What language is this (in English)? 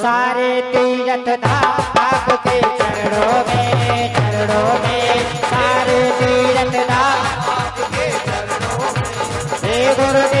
Hindi